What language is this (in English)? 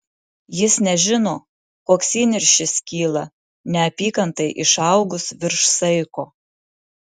Lithuanian